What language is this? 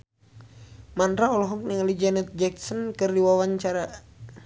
Sundanese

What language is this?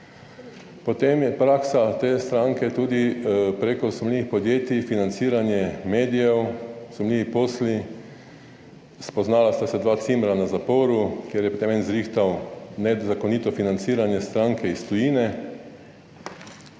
Slovenian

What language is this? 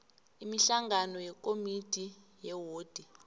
South Ndebele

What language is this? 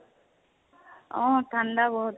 Assamese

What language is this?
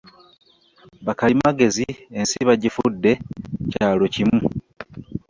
Ganda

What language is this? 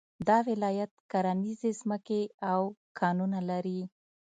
Pashto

